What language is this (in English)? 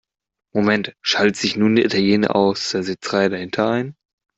German